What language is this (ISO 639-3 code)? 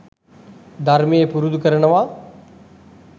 sin